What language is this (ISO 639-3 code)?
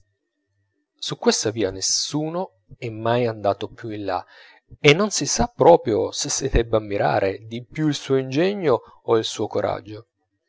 ita